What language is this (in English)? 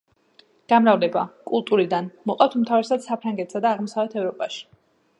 Georgian